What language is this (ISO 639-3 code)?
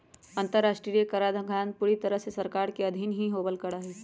mag